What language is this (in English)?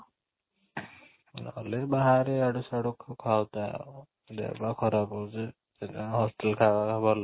Odia